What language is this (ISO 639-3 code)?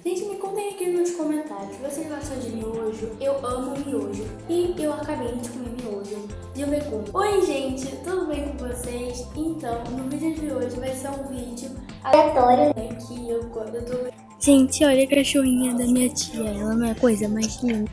por